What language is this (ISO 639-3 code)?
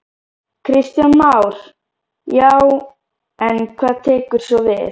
isl